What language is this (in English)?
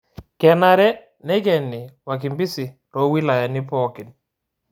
Masai